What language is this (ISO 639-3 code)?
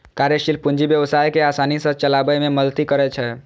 mai